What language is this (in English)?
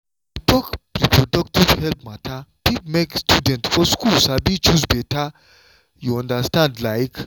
Nigerian Pidgin